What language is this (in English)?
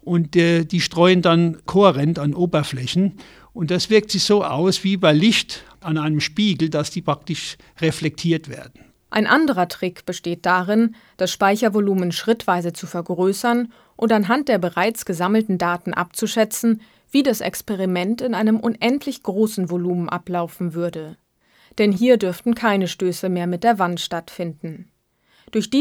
German